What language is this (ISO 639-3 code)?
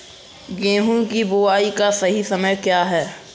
hin